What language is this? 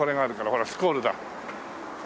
Japanese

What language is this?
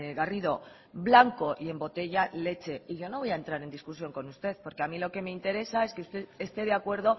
Spanish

